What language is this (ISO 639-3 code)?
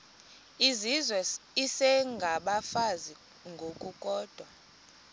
xho